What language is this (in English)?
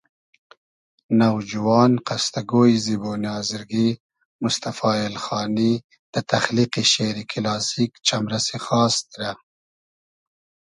Hazaragi